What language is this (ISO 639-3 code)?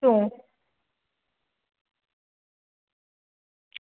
guj